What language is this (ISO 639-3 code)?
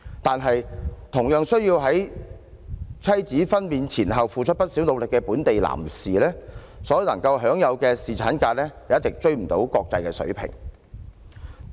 yue